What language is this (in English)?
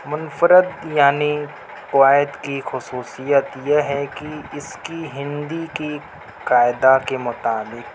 Urdu